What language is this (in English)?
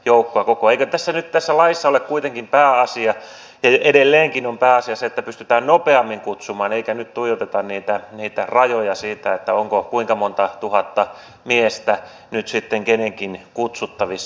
Finnish